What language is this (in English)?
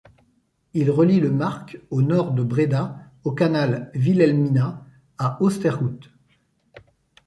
French